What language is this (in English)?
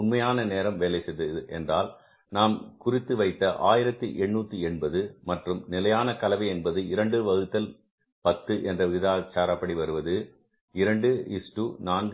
Tamil